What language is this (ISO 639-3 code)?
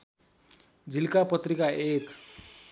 nep